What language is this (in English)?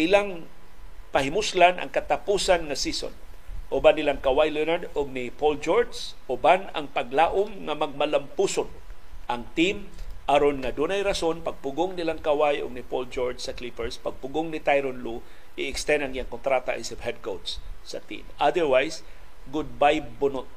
Filipino